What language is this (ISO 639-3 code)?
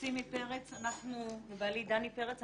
heb